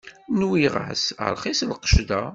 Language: Kabyle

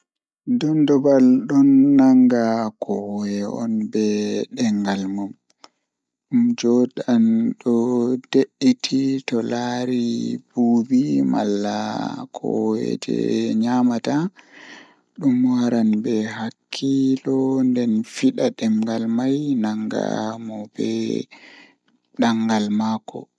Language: Fula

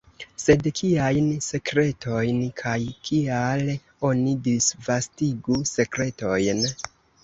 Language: Esperanto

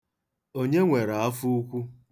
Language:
Igbo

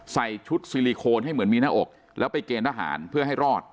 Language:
Thai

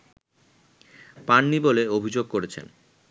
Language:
Bangla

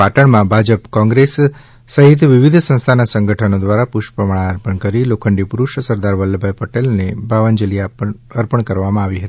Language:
Gujarati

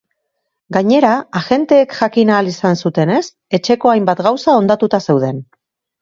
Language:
Basque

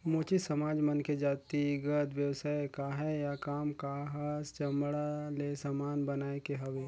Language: Chhattisgarhi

